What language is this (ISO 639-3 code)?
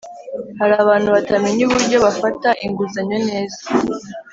kin